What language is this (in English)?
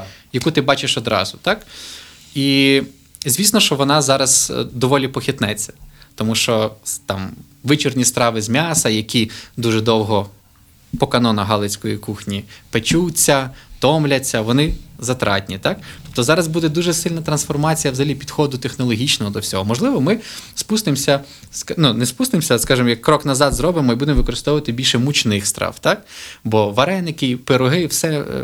Ukrainian